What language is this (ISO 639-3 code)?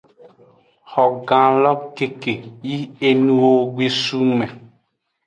ajg